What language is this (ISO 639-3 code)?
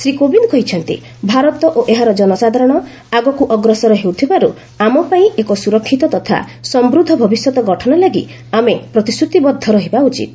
ori